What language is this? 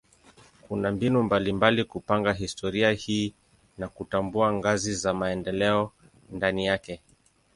Swahili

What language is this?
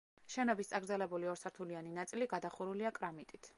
Georgian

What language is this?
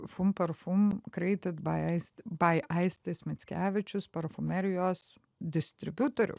Lithuanian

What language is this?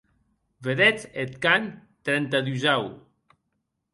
Occitan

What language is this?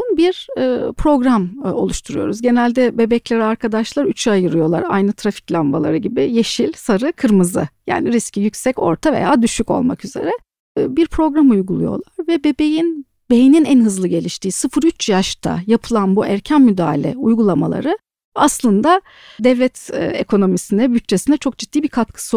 Turkish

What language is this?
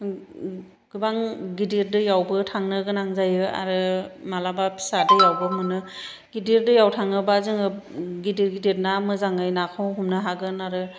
Bodo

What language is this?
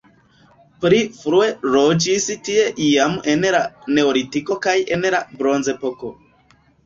Esperanto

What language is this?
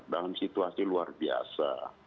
Indonesian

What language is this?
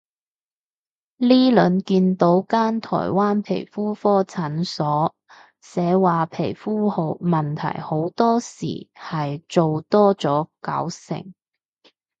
Cantonese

